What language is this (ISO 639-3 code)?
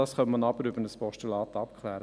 gsw